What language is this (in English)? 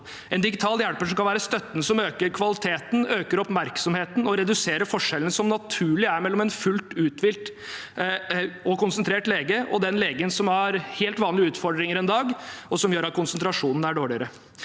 Norwegian